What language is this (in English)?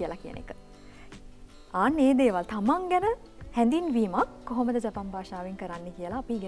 Japanese